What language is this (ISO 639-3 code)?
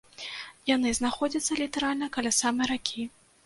bel